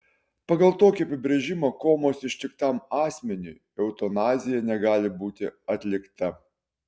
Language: Lithuanian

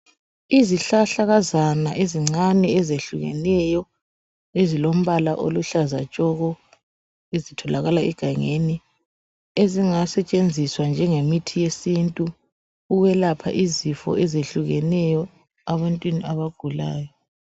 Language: North Ndebele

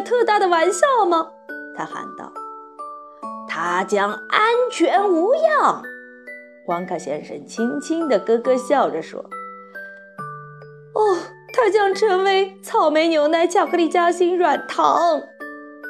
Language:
Chinese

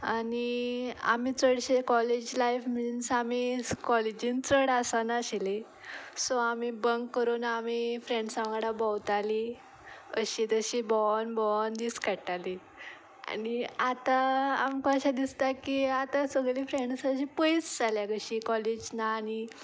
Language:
Konkani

